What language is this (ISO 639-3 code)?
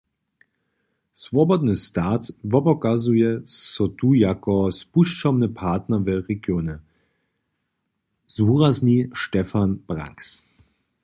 hsb